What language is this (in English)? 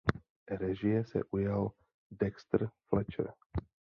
Czech